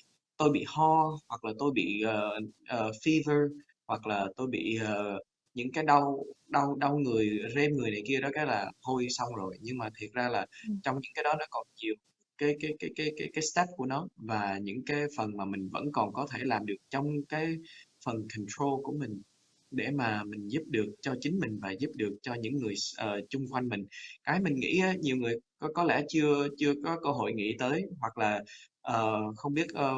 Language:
Vietnamese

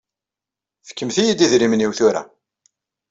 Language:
Kabyle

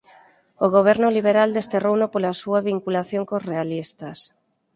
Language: Galician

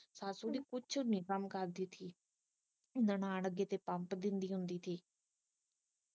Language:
Punjabi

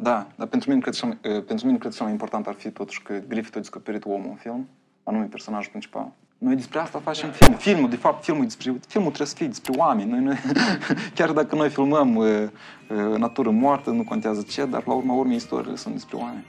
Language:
Romanian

